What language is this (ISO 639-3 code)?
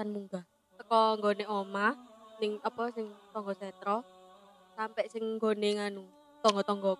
ind